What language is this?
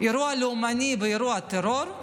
Hebrew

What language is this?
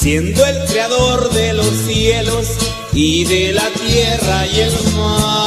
Spanish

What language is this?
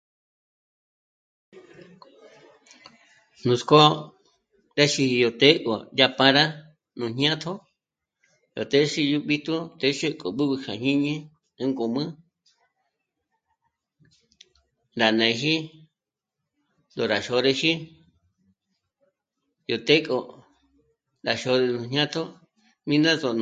Michoacán Mazahua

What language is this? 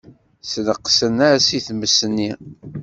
Kabyle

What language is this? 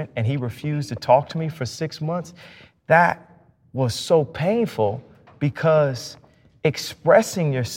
English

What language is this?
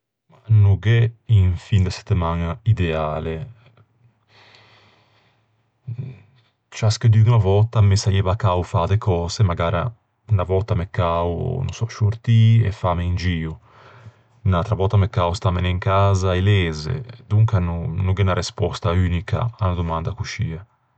Ligurian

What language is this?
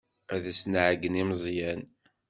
Kabyle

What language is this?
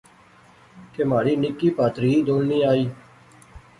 Pahari-Potwari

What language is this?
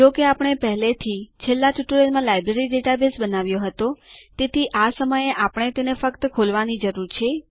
Gujarati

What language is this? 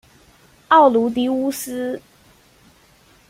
Chinese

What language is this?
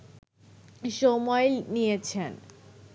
Bangla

